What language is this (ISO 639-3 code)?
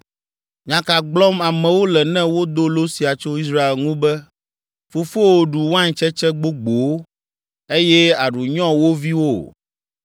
ewe